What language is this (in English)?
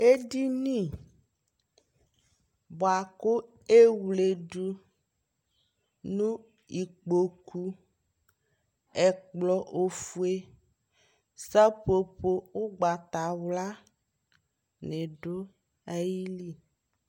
Ikposo